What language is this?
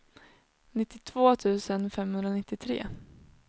Swedish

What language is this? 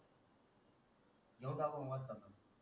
Marathi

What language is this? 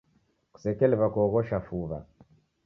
Taita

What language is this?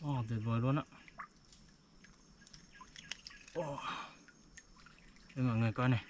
Vietnamese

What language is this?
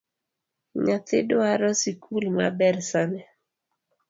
Luo (Kenya and Tanzania)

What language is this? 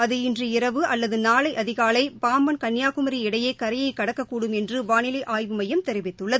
Tamil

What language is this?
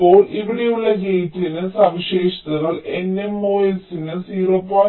Malayalam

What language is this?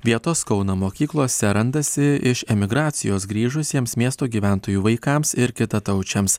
Lithuanian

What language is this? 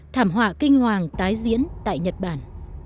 Vietnamese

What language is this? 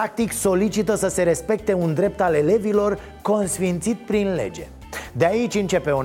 Romanian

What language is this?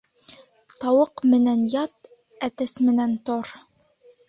Bashkir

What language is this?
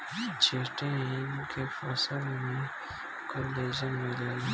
Bhojpuri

